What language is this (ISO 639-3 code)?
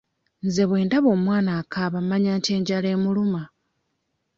lug